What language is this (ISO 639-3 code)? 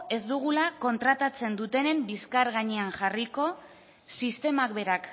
eus